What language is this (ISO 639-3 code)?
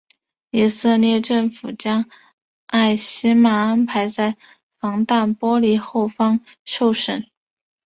zho